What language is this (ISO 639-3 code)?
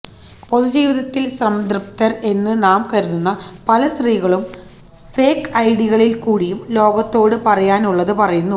mal